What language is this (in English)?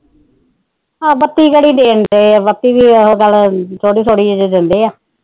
Punjabi